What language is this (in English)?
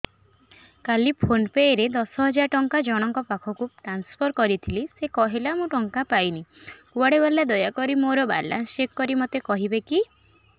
Odia